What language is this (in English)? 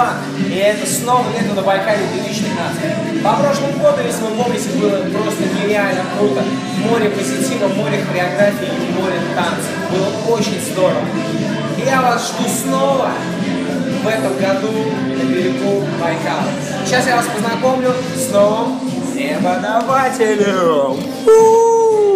Russian